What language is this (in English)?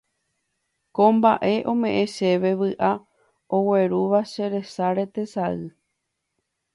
Guarani